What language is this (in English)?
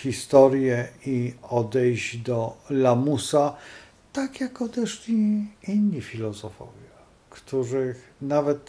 Polish